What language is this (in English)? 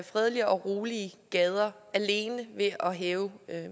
Danish